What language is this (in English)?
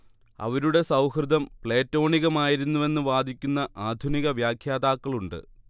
Malayalam